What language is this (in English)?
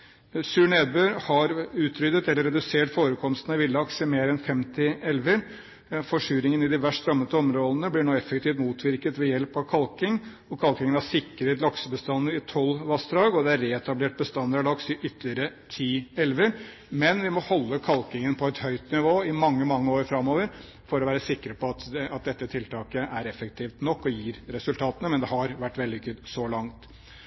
Norwegian Bokmål